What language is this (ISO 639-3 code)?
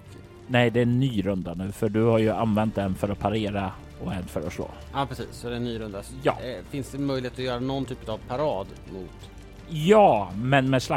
swe